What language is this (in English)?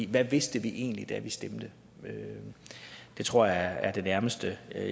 Danish